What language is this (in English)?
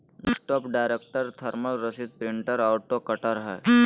Magahi